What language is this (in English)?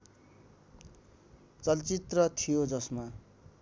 Nepali